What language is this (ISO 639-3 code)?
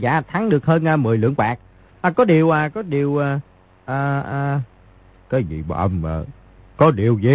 vie